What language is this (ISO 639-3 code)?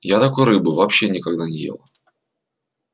rus